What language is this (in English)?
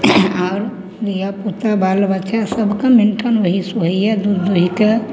Maithili